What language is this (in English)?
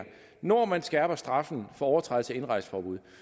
Danish